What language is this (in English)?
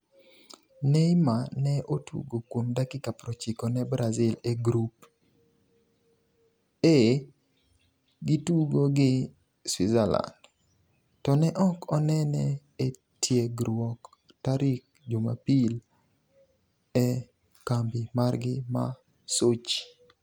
Luo (Kenya and Tanzania)